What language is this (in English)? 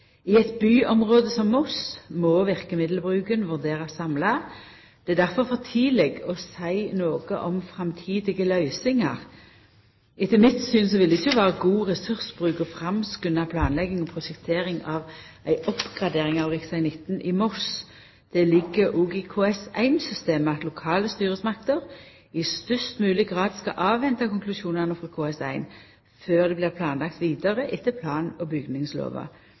Norwegian Nynorsk